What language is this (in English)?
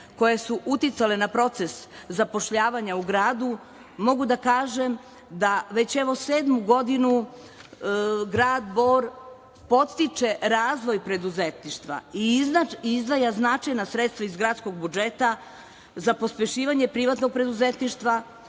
Serbian